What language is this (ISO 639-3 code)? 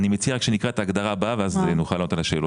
heb